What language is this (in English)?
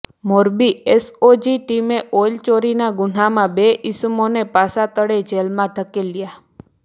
Gujarati